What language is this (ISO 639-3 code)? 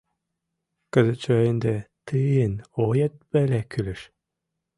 chm